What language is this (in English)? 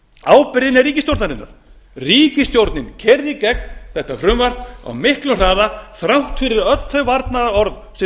Icelandic